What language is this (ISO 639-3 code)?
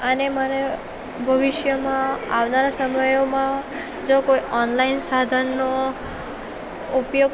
guj